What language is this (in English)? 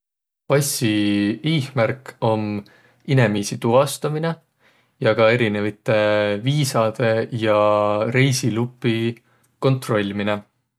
Võro